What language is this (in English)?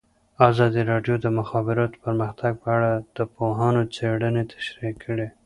Pashto